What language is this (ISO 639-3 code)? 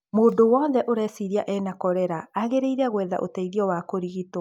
kik